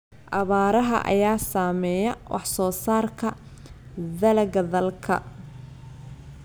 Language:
Somali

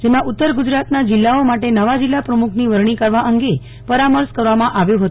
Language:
Gujarati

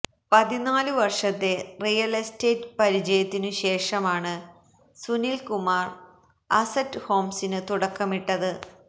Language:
Malayalam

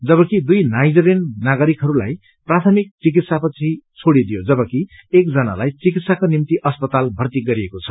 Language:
Nepali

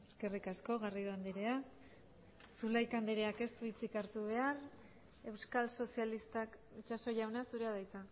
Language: Basque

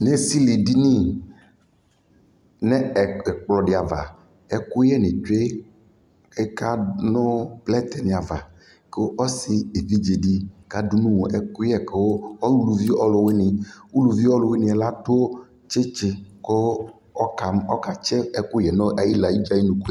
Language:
Ikposo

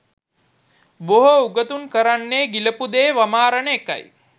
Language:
Sinhala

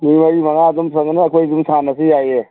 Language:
Manipuri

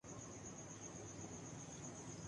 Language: Urdu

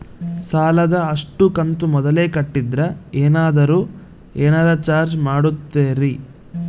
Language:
Kannada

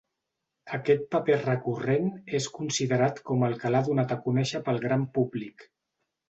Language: Catalan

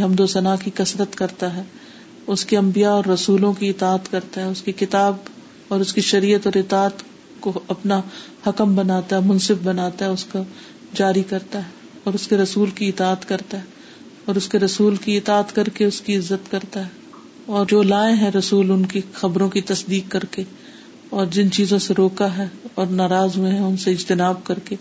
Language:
Urdu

